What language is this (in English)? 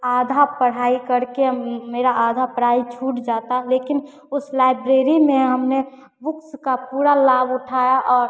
Hindi